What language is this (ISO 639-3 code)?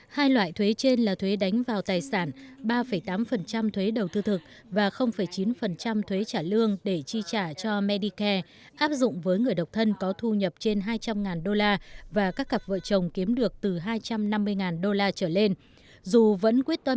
vie